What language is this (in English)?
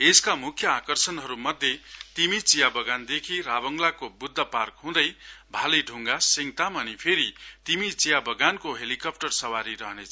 Nepali